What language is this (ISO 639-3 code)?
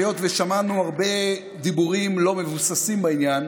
heb